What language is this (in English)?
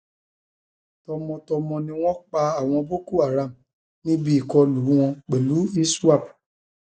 Yoruba